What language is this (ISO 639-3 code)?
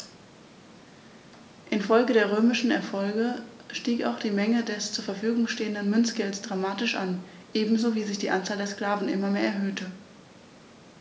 deu